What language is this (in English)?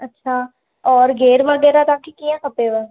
Sindhi